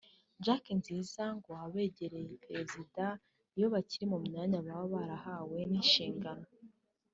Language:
Kinyarwanda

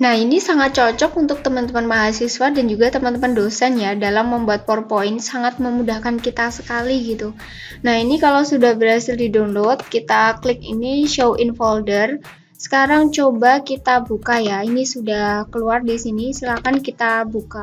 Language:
Indonesian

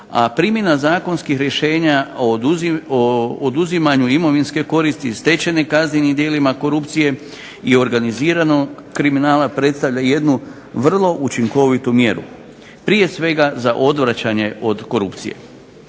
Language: Croatian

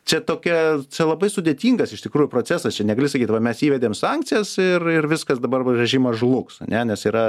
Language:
Lithuanian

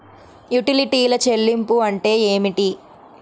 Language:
Telugu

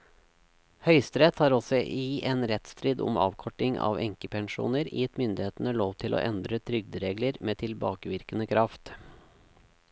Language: Norwegian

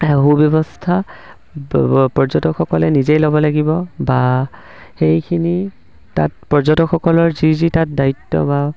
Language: Assamese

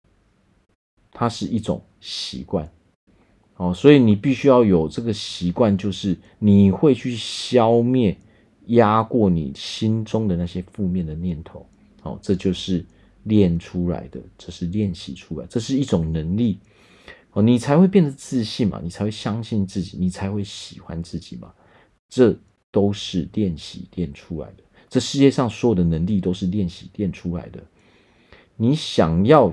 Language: Chinese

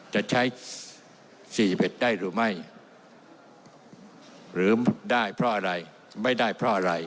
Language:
Thai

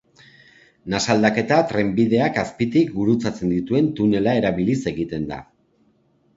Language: Basque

